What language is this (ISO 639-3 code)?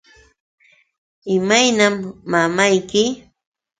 qux